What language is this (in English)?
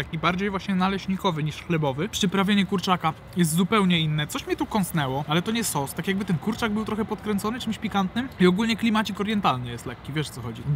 Polish